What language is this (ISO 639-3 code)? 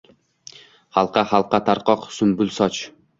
uzb